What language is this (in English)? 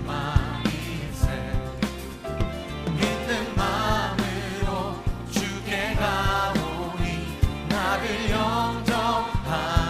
Korean